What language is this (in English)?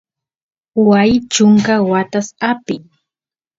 Santiago del Estero Quichua